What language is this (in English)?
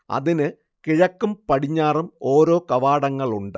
Malayalam